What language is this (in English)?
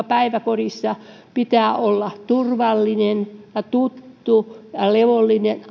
Finnish